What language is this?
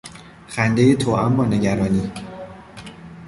Persian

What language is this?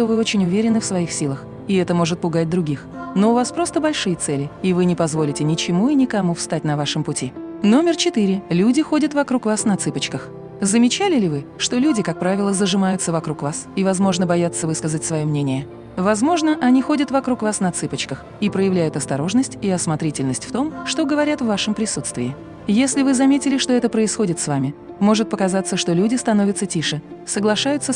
Russian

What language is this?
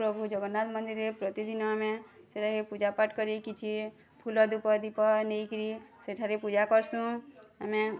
Odia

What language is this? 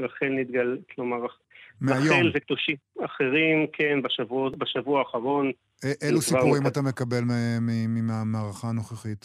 Hebrew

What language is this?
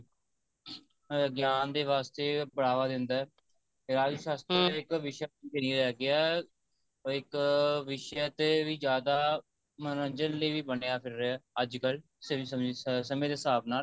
Punjabi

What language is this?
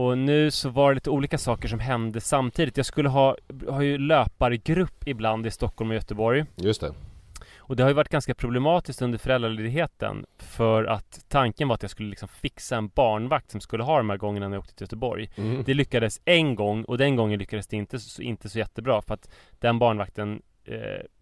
Swedish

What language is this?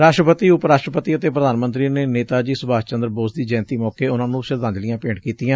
Punjabi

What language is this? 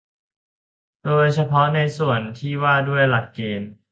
Thai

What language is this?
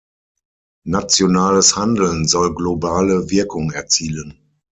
German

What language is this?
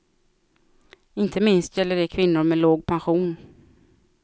Swedish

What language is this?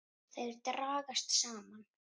Icelandic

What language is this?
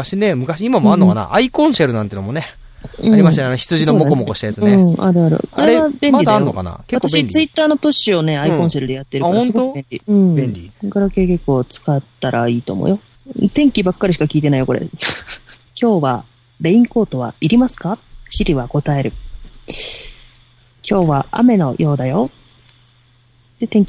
Japanese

